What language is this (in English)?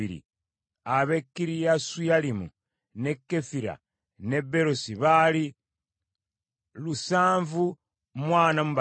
Ganda